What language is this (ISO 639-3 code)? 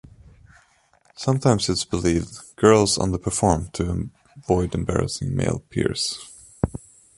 eng